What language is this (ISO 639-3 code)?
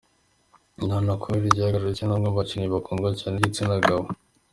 kin